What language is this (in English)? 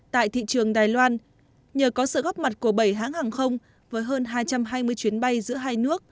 Vietnamese